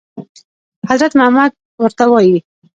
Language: Pashto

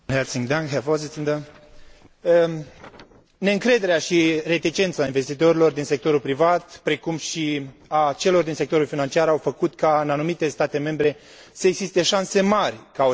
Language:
Romanian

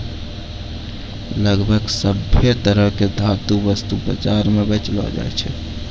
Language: Maithili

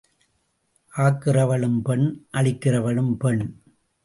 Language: Tamil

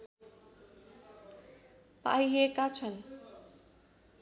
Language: Nepali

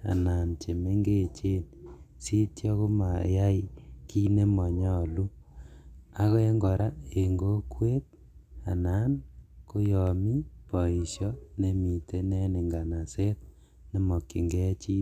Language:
Kalenjin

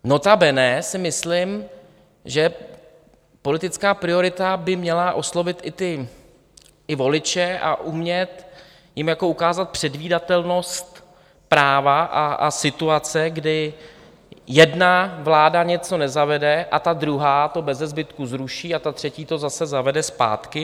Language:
Czech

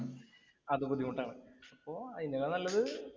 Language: Malayalam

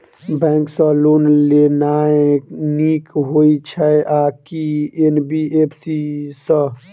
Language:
Maithili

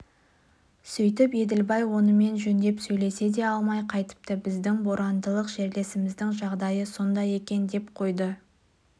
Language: Kazakh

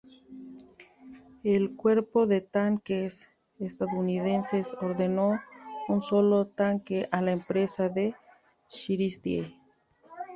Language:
Spanish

